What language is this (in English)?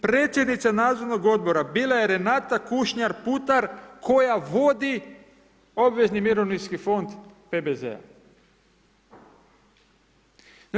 Croatian